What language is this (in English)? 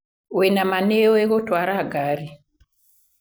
Kikuyu